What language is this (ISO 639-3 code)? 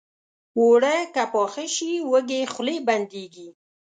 pus